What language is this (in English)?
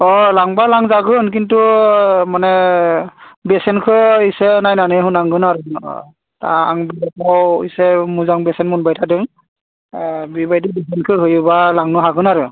Bodo